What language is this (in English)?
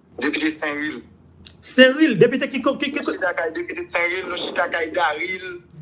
French